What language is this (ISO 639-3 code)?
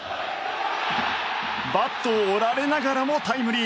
jpn